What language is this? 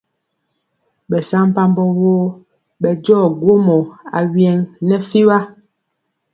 Mpiemo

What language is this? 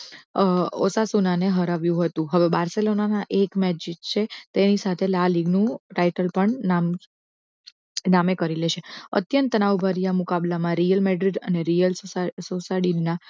Gujarati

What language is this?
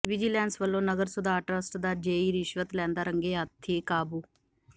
Punjabi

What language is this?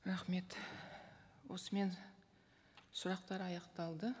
Kazakh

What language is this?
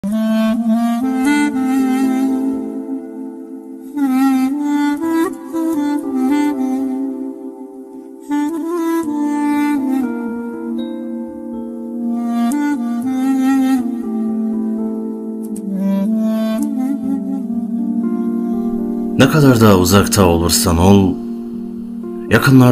Turkish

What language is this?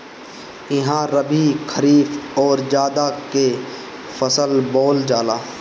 Bhojpuri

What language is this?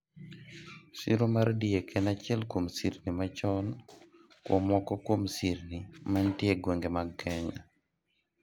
Luo (Kenya and Tanzania)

